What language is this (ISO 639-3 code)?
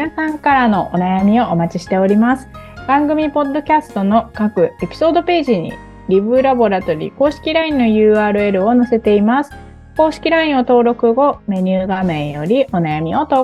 jpn